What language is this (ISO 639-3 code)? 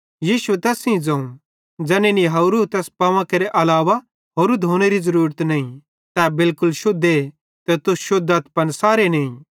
bhd